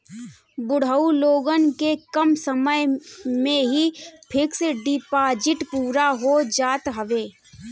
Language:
Bhojpuri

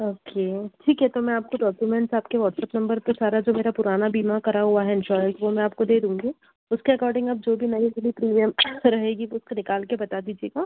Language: Hindi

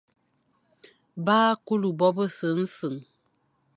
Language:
Fang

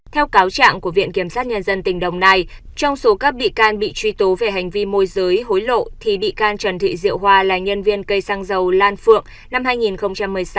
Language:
Vietnamese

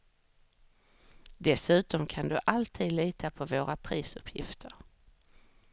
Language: Swedish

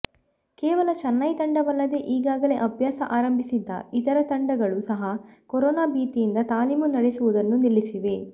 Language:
Kannada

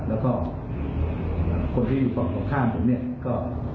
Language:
Thai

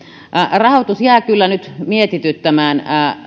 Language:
Finnish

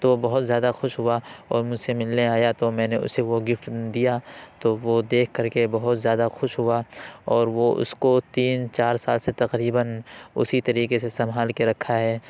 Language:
Urdu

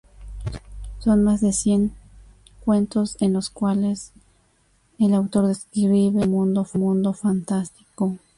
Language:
Spanish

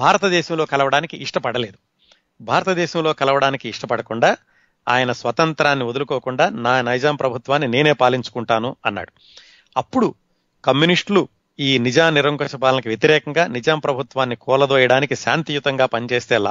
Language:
Telugu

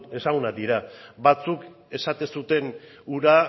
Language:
Basque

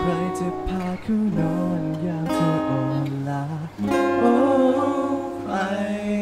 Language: Thai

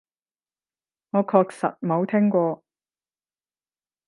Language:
Cantonese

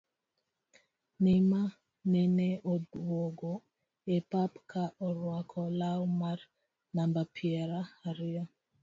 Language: Luo (Kenya and Tanzania)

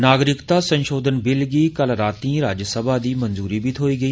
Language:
Dogri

